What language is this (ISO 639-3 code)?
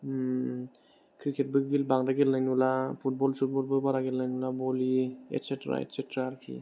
brx